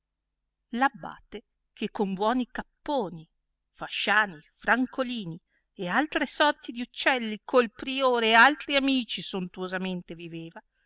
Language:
Italian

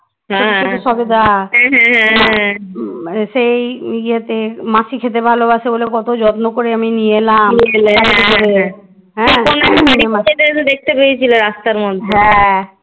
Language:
Bangla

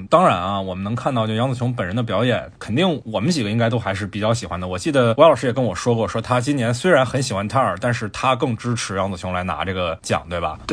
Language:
Chinese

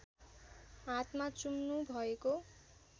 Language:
Nepali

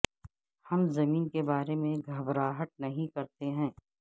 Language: Urdu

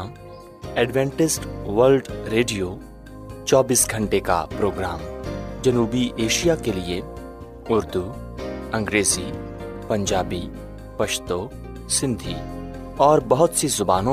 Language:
Urdu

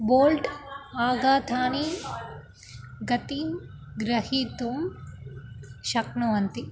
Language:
Sanskrit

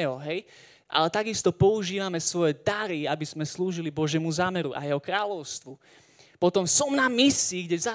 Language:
Slovak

